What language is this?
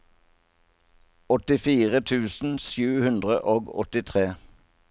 Norwegian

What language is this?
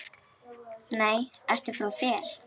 Icelandic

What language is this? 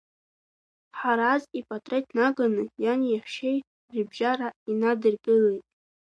Abkhazian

